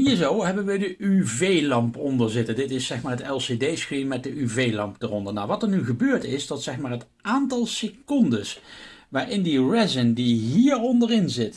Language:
Dutch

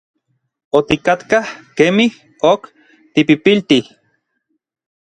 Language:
Orizaba Nahuatl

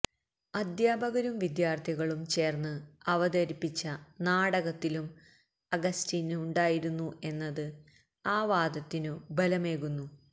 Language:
Malayalam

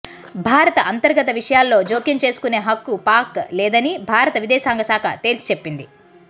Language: Telugu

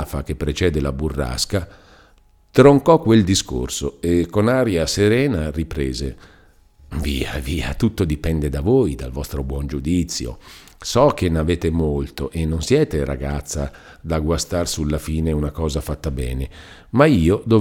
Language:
Italian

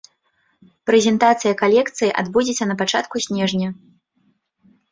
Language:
Belarusian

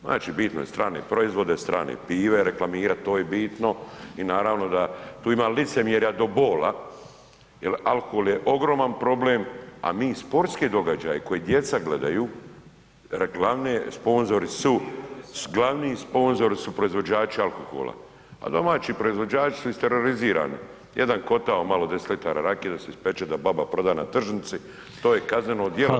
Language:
Croatian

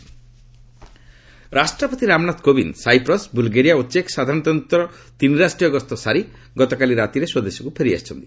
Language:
Odia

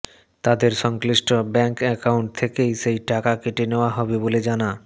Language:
Bangla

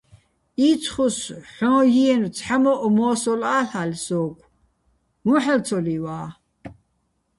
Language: Bats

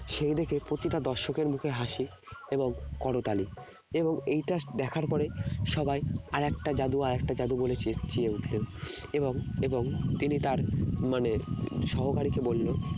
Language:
Bangla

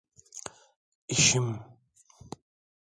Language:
Turkish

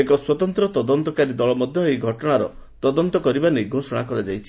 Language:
Odia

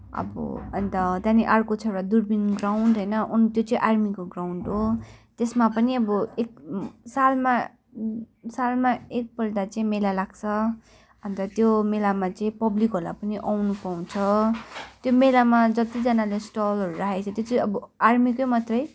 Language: Nepali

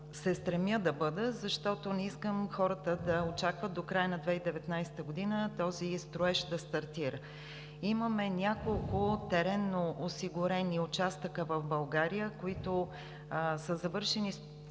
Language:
Bulgarian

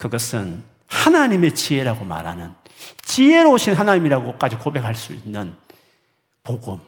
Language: Korean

